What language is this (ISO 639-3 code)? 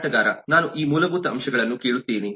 kan